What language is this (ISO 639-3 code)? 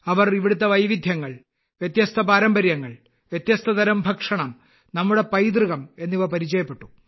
mal